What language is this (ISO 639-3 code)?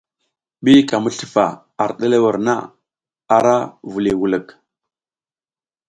giz